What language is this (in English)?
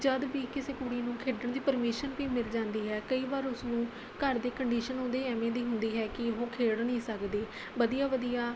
Punjabi